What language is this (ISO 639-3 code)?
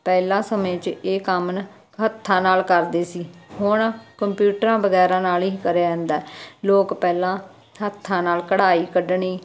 pan